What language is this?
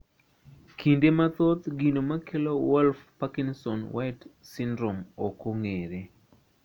Luo (Kenya and Tanzania)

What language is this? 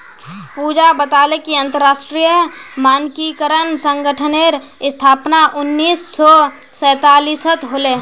Magahi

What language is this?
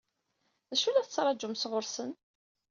Kabyle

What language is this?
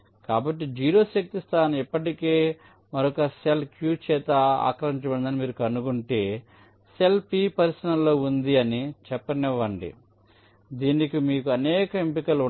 Telugu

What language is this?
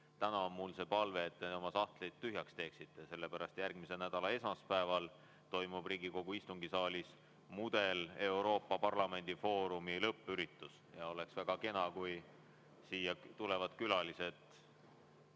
Estonian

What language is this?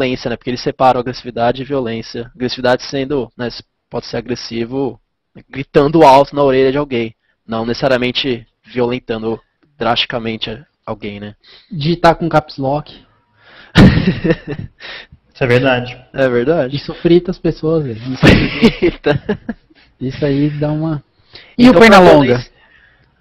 Portuguese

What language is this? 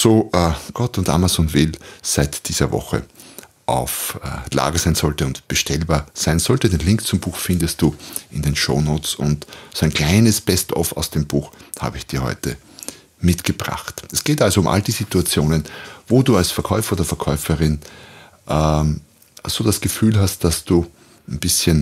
German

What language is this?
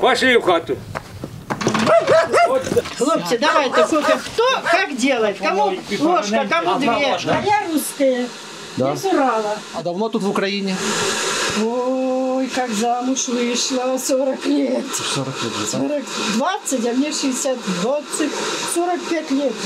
Ukrainian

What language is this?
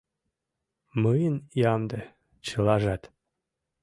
Mari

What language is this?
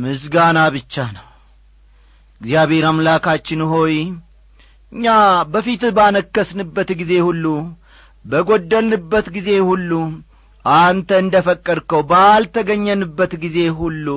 Amharic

